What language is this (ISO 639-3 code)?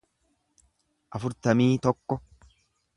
orm